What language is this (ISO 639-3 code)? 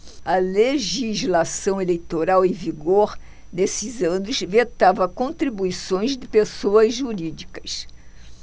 por